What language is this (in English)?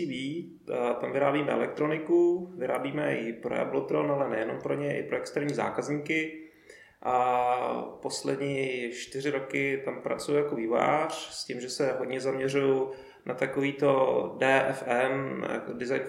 Czech